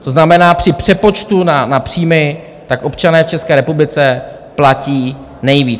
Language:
Czech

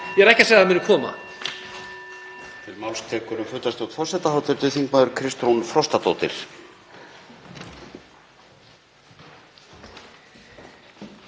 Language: Icelandic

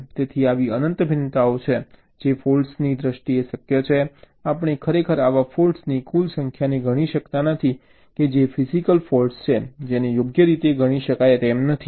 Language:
Gujarati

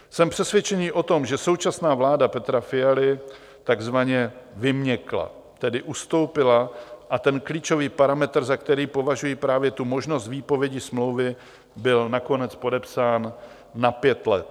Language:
Czech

